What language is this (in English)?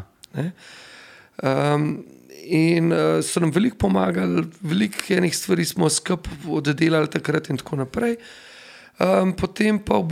Slovak